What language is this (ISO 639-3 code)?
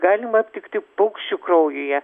lit